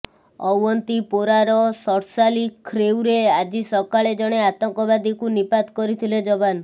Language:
Odia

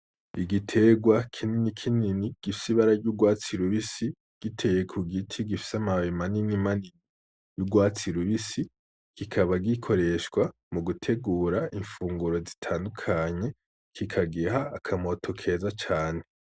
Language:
Rundi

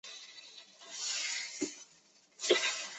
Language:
Chinese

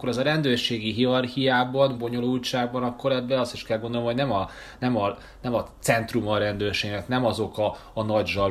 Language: Hungarian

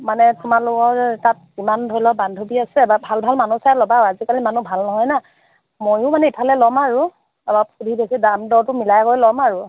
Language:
Assamese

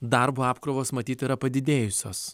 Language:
Lithuanian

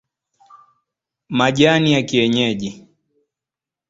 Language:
Swahili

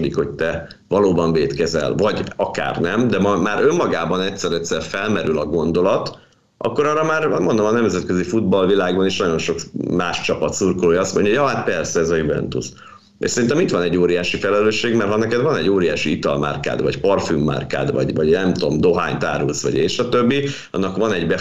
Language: Hungarian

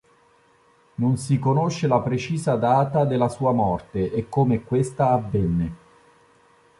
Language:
Italian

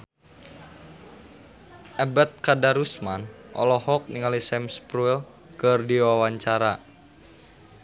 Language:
Sundanese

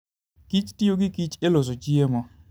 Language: Luo (Kenya and Tanzania)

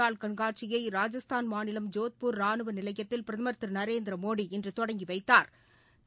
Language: Tamil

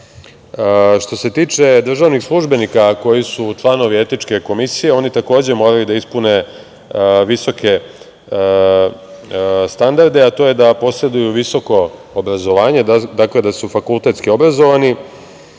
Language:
Serbian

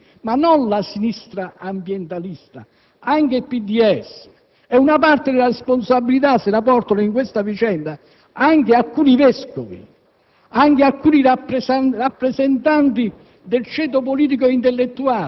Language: Italian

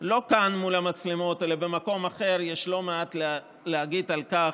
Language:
Hebrew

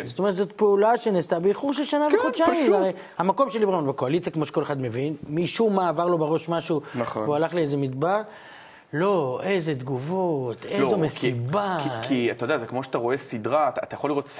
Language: Hebrew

